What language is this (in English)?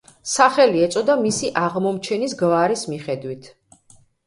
Georgian